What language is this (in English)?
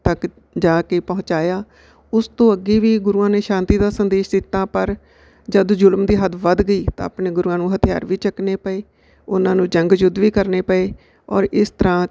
Punjabi